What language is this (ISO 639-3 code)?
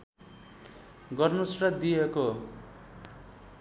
nep